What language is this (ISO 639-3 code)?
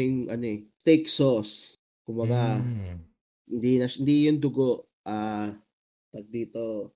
fil